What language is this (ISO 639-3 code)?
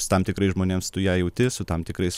lit